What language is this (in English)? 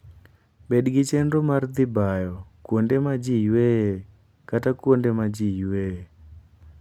Luo (Kenya and Tanzania)